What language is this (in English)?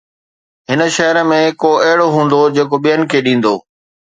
Sindhi